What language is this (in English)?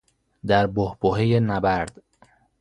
Persian